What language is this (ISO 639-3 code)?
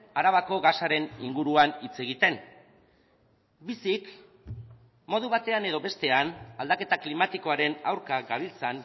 eus